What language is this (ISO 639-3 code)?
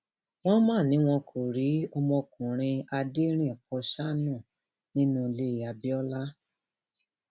yor